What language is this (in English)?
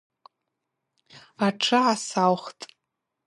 Abaza